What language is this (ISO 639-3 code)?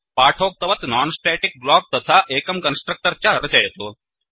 san